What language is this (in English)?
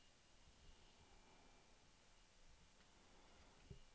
Norwegian